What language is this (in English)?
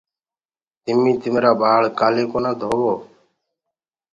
Gurgula